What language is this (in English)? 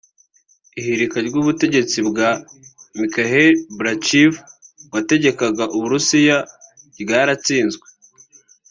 Kinyarwanda